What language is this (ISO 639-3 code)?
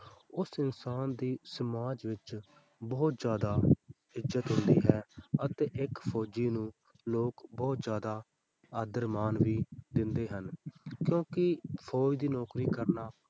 pan